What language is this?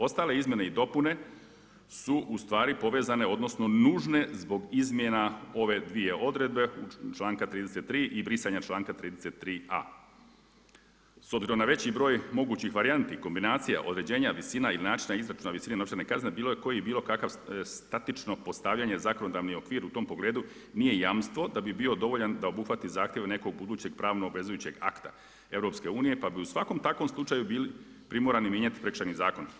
Croatian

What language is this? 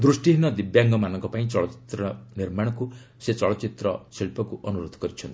Odia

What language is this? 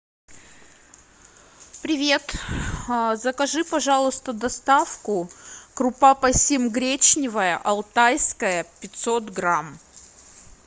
Russian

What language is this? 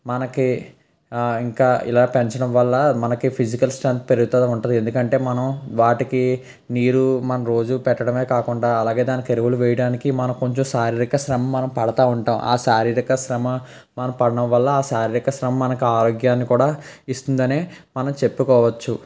Telugu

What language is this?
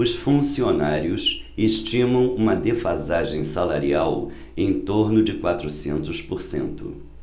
Portuguese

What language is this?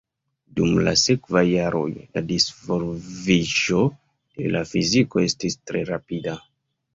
Esperanto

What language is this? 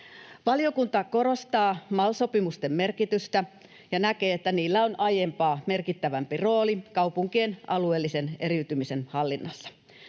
Finnish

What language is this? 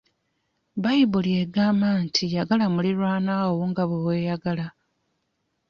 Ganda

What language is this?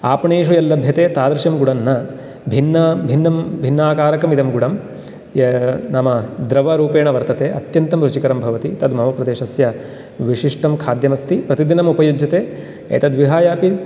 Sanskrit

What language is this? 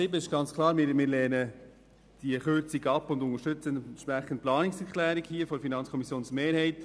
Swiss German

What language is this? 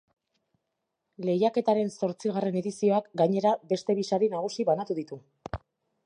Basque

